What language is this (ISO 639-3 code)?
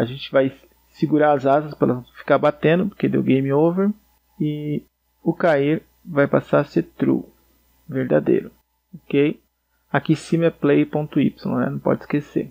por